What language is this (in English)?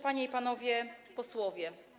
Polish